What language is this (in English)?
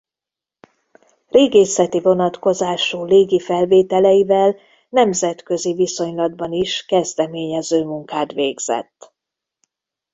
Hungarian